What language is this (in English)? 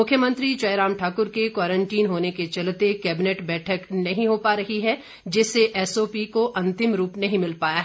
Hindi